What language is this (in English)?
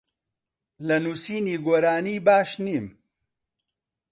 Central Kurdish